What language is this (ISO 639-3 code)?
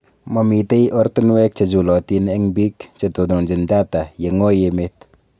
kln